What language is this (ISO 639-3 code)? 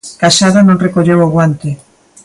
glg